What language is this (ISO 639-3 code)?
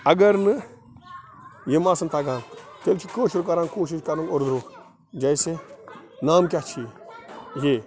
kas